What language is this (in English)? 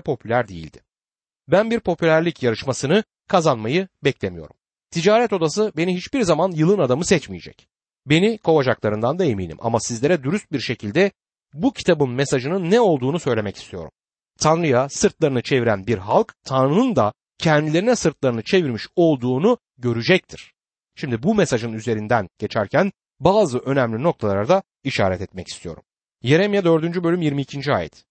Turkish